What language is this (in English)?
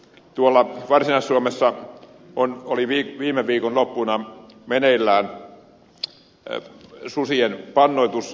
Finnish